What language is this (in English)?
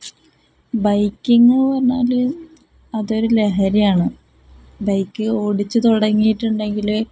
Malayalam